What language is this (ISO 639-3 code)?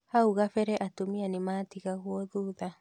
kik